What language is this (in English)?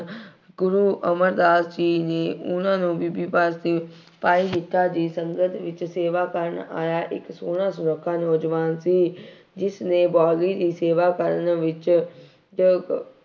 Punjabi